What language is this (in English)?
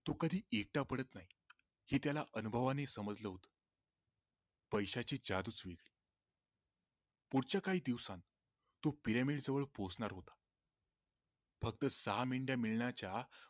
Marathi